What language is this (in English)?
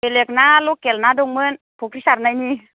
Bodo